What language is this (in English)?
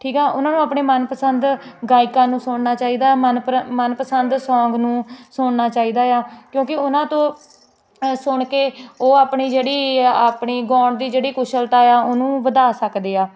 Punjabi